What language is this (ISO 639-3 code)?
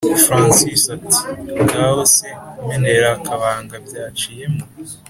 kin